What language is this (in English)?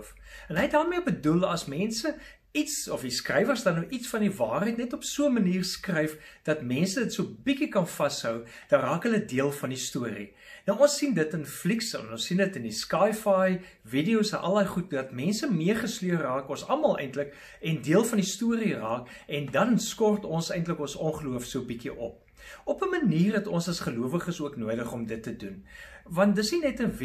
Dutch